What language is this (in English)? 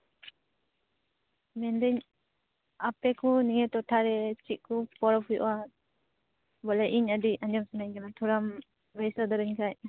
Santali